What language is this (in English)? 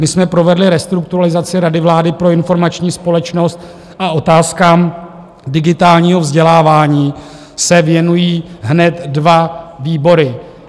Czech